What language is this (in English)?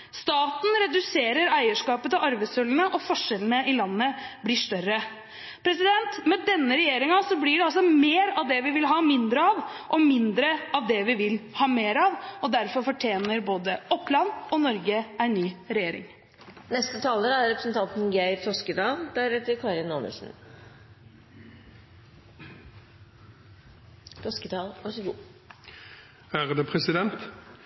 Norwegian Bokmål